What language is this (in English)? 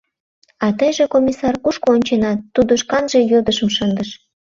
Mari